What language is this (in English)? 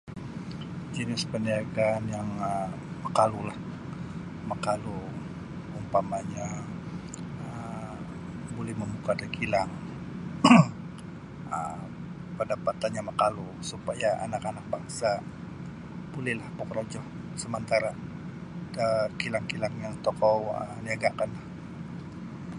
Sabah Bisaya